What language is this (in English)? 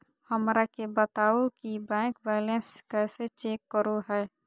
Magahi